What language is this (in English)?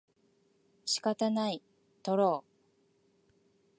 Japanese